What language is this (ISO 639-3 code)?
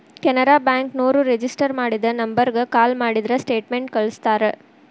kan